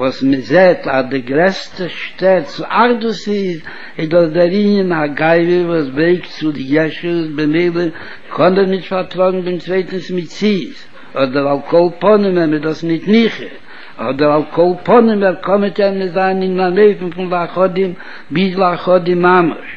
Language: Hebrew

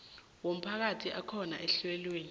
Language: South Ndebele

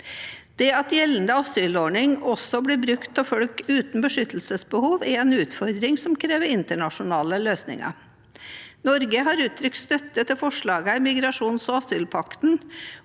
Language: Norwegian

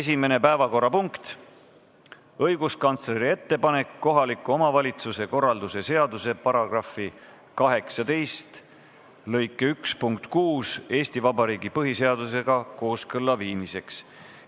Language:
Estonian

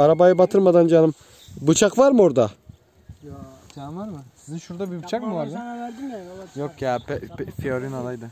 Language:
Turkish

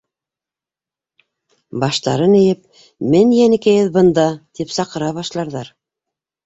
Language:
Bashkir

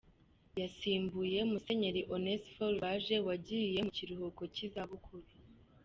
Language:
Kinyarwanda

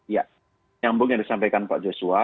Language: Indonesian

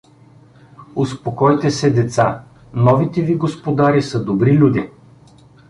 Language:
Bulgarian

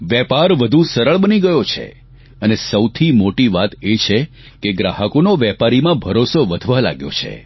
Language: Gujarati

